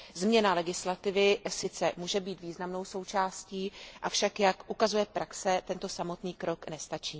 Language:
Czech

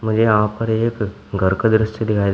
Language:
Hindi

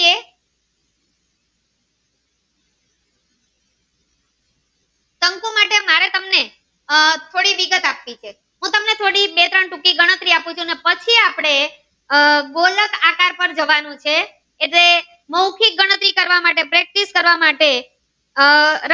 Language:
Gujarati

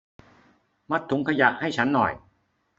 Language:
Thai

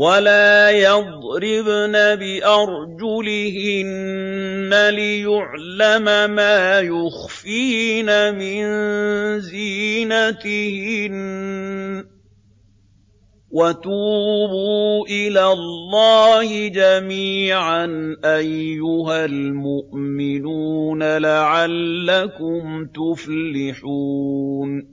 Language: Arabic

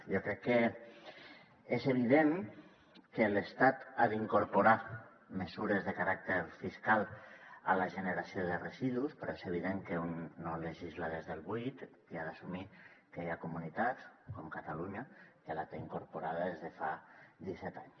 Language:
Catalan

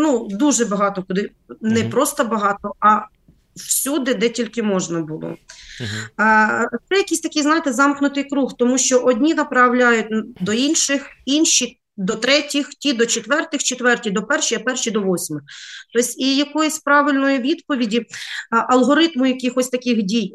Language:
Ukrainian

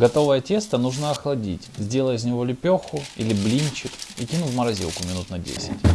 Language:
Russian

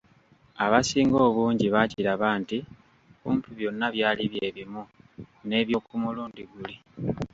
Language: Ganda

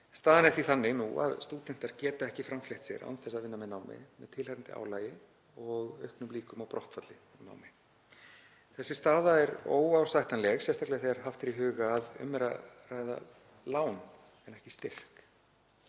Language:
Icelandic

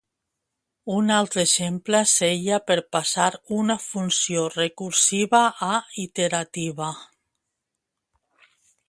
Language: Catalan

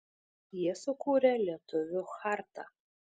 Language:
Lithuanian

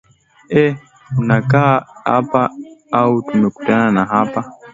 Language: Swahili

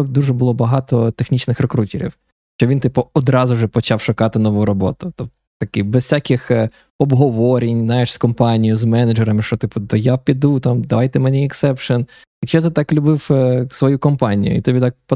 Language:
Ukrainian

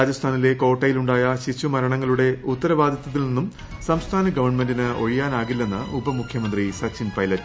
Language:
Malayalam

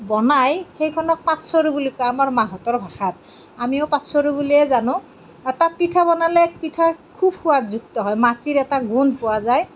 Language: Assamese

